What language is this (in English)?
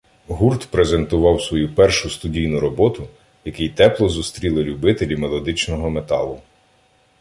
Ukrainian